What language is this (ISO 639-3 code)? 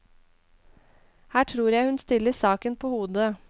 nor